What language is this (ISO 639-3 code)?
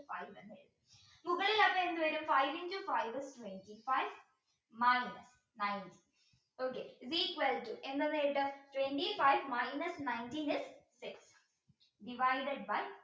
mal